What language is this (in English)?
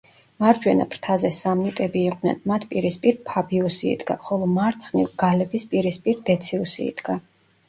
Georgian